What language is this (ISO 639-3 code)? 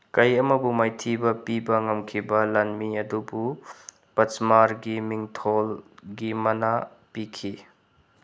mni